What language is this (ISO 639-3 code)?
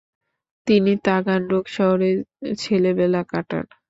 ben